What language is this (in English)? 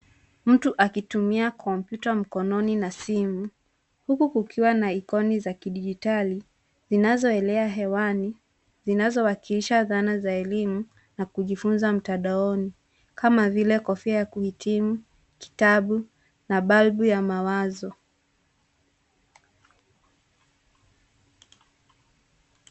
Swahili